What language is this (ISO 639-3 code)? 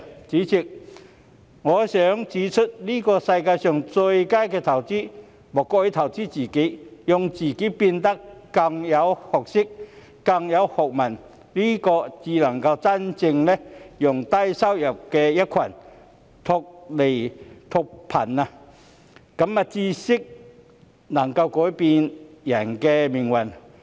yue